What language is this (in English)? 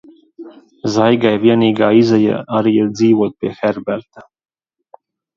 Latvian